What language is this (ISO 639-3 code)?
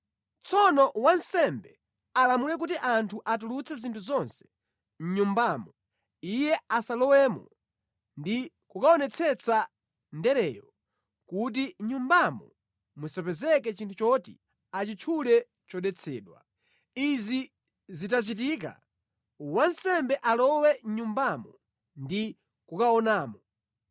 nya